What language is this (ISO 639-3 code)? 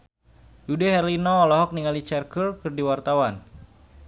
sun